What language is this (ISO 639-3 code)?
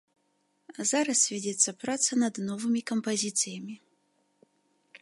bel